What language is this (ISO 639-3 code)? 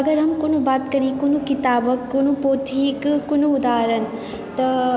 mai